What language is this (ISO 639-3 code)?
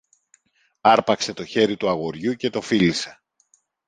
ell